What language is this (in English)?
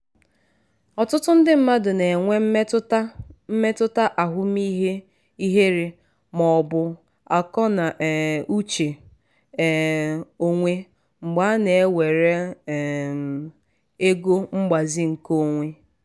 Igbo